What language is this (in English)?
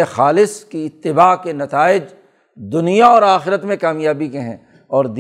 Urdu